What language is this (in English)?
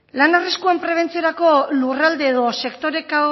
Basque